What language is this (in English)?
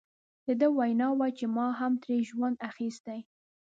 Pashto